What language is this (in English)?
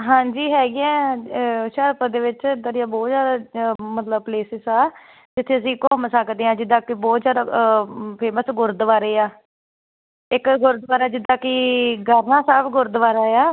Punjabi